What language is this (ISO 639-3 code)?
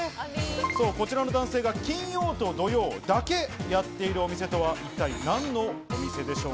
jpn